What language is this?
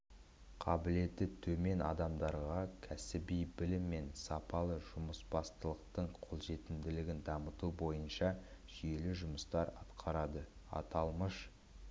Kazakh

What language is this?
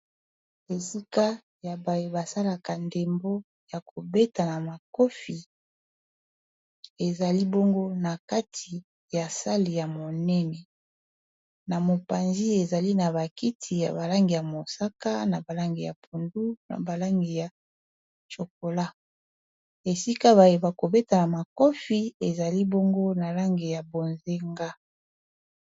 Lingala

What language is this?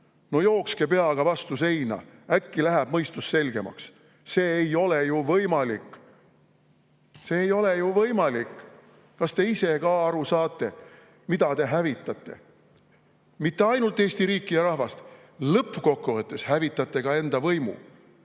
Estonian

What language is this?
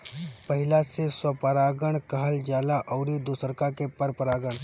Bhojpuri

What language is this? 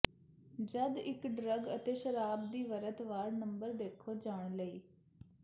Punjabi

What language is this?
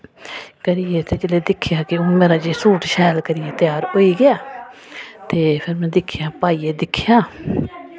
Dogri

